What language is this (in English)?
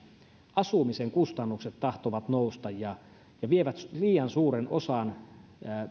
Finnish